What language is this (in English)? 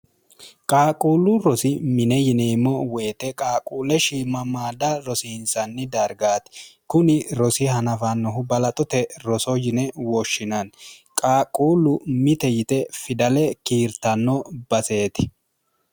Sidamo